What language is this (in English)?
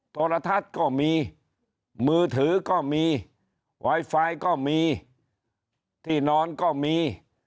Thai